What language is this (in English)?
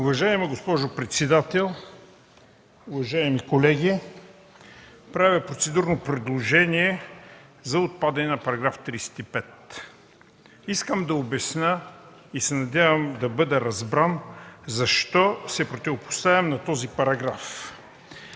Bulgarian